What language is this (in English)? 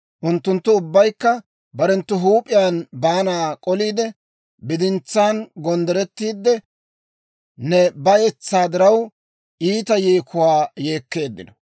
Dawro